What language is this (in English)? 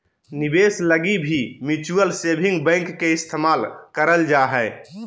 Magahi